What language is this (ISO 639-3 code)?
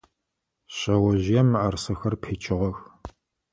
ady